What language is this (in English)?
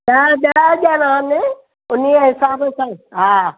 Sindhi